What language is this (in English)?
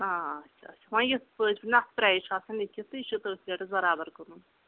Kashmiri